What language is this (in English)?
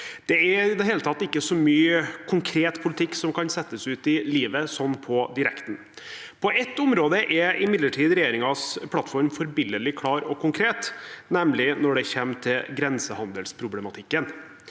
Norwegian